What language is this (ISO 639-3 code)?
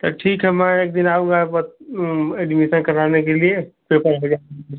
hin